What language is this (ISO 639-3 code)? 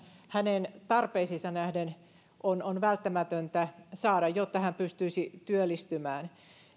fin